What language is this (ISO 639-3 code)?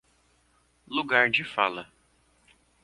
por